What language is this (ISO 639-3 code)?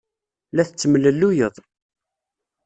kab